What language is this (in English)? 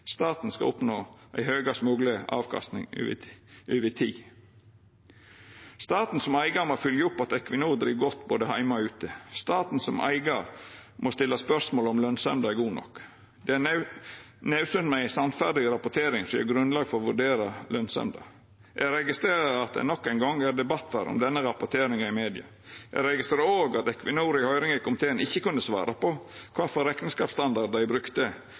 Norwegian Nynorsk